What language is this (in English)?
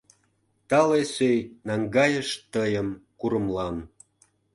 Mari